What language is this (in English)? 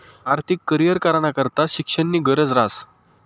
Marathi